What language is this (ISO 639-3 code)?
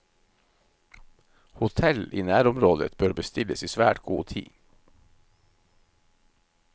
nor